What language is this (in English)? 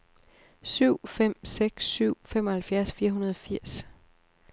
Danish